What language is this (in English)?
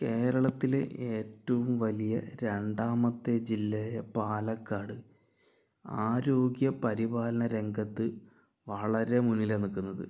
Malayalam